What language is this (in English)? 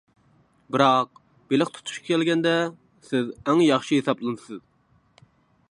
Uyghur